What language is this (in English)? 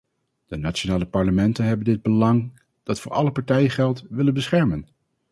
Dutch